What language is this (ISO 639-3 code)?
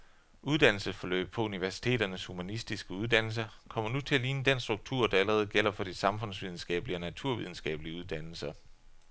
dan